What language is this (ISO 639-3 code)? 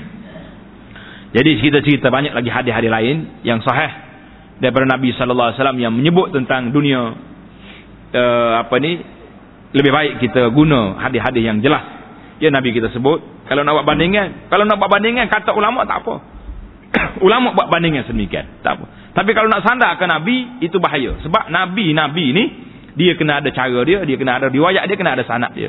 msa